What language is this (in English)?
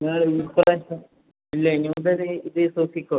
Malayalam